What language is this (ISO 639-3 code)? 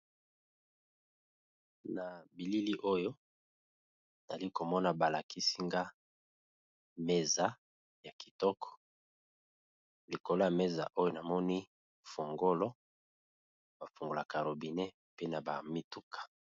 lin